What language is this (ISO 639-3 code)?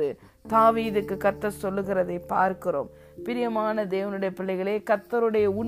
tam